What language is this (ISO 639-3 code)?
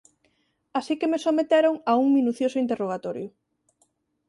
glg